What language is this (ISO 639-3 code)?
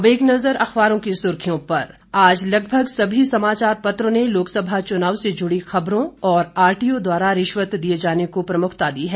hin